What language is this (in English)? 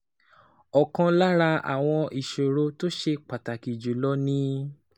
Yoruba